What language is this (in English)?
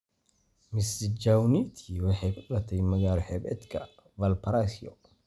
Somali